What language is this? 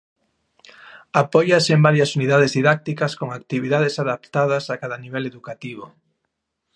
Galician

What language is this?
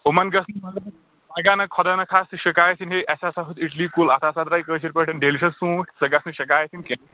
Kashmiri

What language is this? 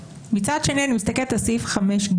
Hebrew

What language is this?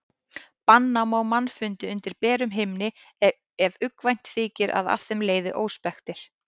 Icelandic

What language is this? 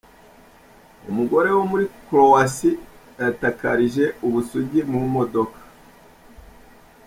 Kinyarwanda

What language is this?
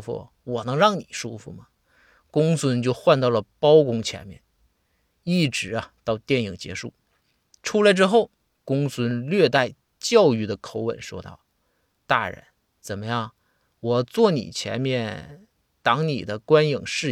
Chinese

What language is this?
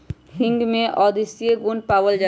Magahi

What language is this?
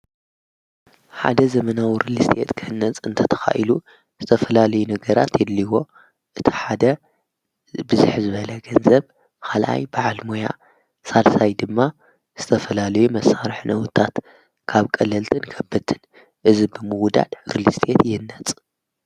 Tigrinya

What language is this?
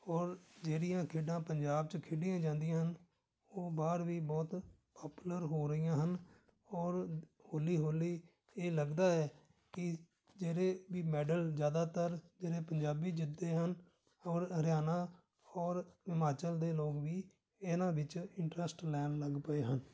Punjabi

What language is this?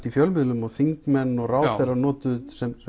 Icelandic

